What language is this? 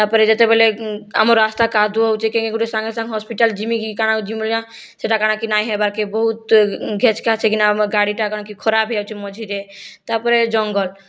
Odia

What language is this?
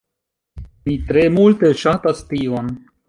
Esperanto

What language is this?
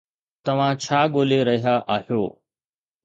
Sindhi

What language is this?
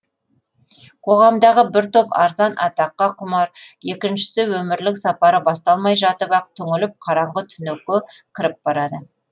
Kazakh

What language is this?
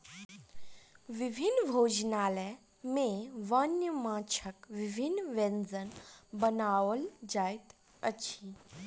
Maithili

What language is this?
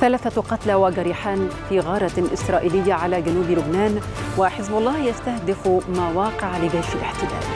Arabic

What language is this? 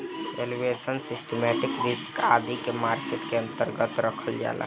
Bhojpuri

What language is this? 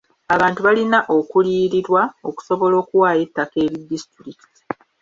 Ganda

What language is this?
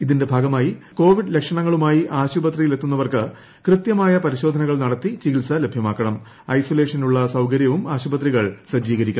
Malayalam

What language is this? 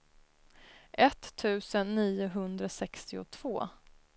Swedish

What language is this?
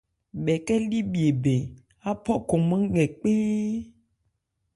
Ebrié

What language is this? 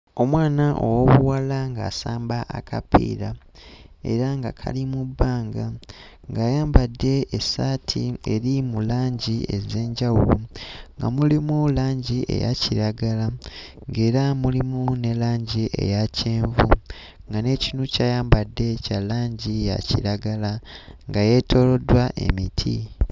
Ganda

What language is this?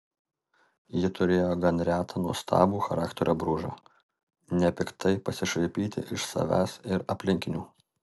Lithuanian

